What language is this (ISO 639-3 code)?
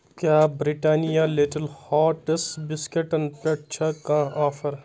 kas